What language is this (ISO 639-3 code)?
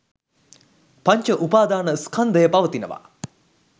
sin